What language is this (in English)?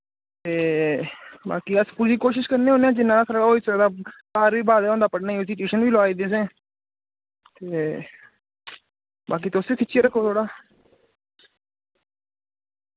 Dogri